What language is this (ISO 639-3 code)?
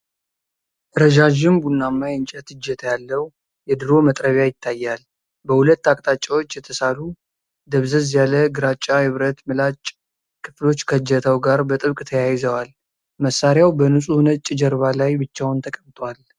amh